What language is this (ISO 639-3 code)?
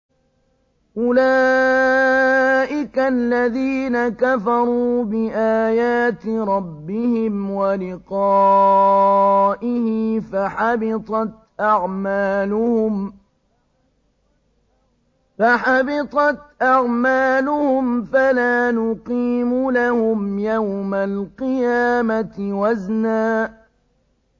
ara